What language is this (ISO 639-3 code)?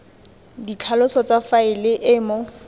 tsn